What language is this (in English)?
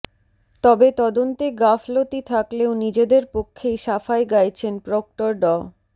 Bangla